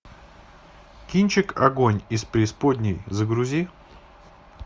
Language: Russian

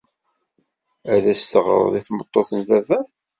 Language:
Kabyle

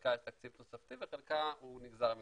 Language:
Hebrew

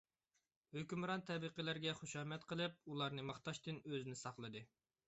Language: Uyghur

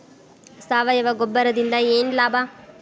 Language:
Kannada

